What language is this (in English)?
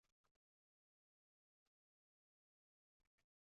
Uzbek